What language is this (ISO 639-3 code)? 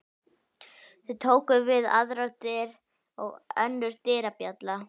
isl